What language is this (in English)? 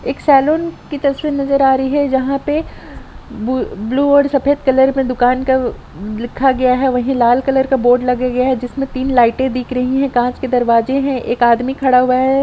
Hindi